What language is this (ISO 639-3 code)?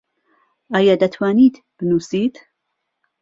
ckb